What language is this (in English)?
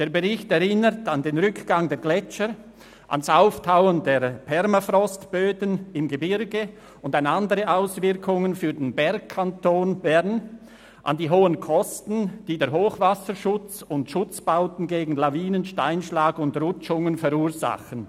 Swiss German